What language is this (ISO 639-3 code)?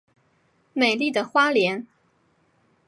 zho